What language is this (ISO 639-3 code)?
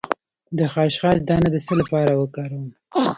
pus